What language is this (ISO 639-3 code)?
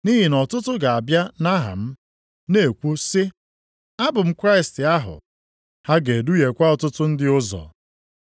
ibo